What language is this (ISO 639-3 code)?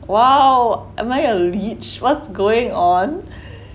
eng